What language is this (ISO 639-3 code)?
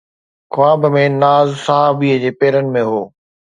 snd